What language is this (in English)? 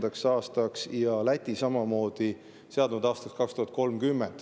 Estonian